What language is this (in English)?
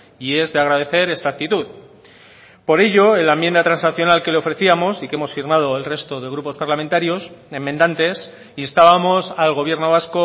Spanish